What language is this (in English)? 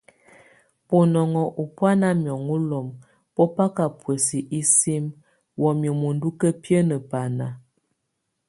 Tunen